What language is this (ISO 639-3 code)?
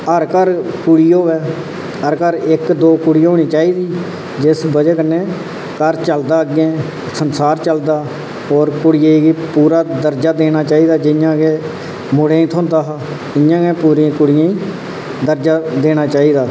doi